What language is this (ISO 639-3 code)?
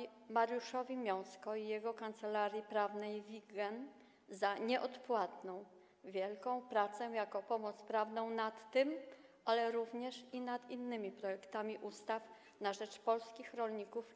pol